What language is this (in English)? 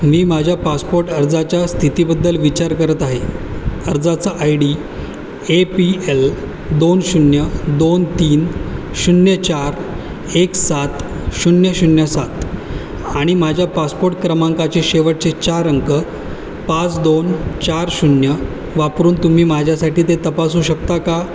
Marathi